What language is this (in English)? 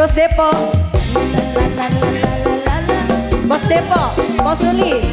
Indonesian